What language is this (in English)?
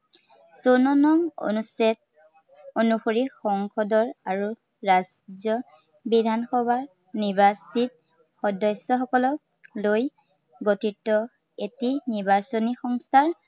Assamese